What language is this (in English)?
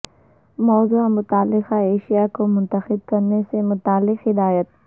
Urdu